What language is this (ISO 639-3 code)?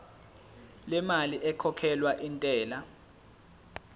zul